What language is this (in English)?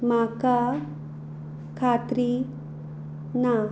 Konkani